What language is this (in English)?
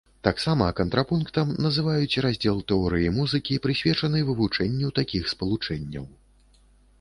Belarusian